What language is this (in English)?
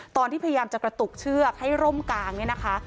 Thai